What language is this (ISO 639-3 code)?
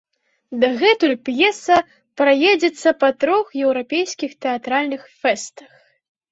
bel